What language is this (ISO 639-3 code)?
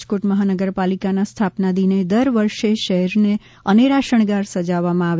guj